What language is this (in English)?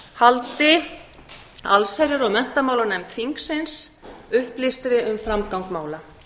Icelandic